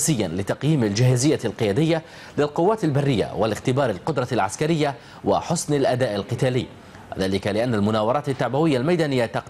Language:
Arabic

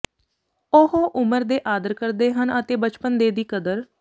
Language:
Punjabi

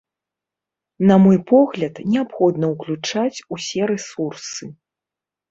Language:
Belarusian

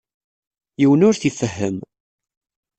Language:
Kabyle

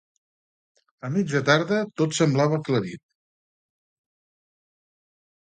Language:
Catalan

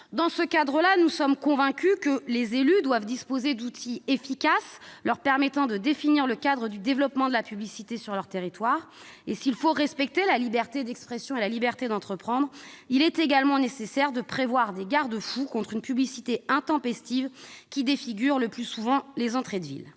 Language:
French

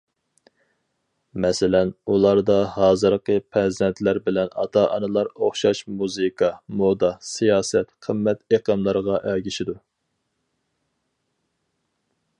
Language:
Uyghur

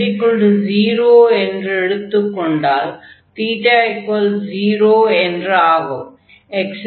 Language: Tamil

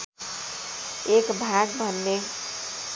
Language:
Nepali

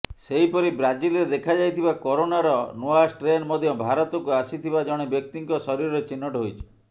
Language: Odia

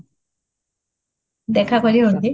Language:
Odia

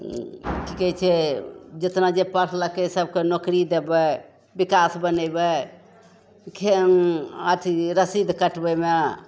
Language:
Maithili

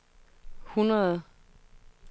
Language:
Danish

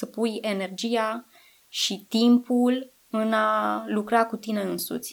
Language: Romanian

